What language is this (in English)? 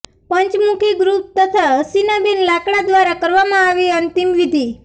Gujarati